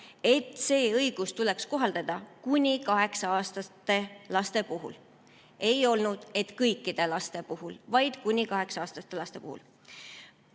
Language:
Estonian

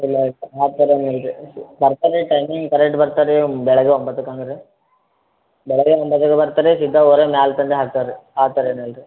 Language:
Kannada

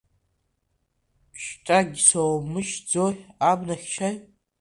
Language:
Abkhazian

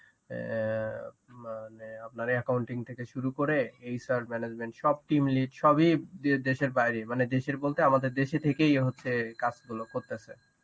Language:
Bangla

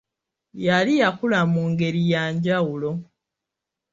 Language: Ganda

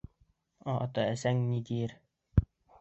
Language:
Bashkir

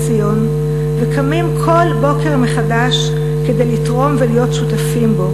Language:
Hebrew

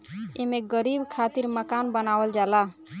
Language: Bhojpuri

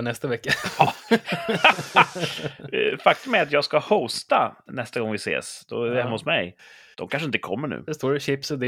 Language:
Swedish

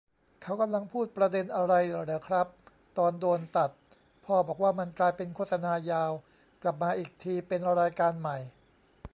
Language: Thai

